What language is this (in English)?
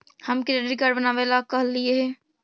Magahi